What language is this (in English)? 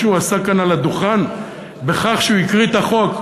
Hebrew